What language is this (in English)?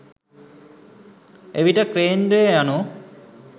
Sinhala